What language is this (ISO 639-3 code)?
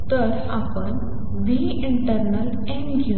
mar